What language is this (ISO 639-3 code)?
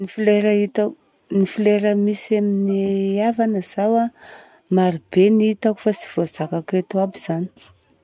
bzc